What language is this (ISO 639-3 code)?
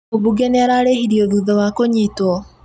kik